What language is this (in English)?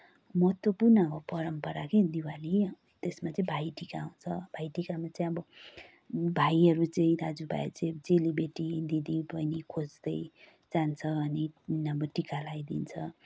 Nepali